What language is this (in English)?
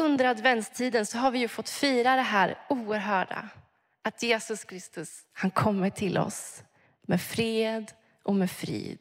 Swedish